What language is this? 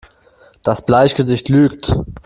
German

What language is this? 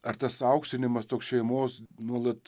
Lithuanian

